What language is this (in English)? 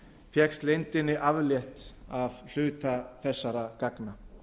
Icelandic